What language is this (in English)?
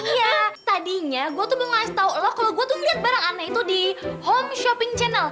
Indonesian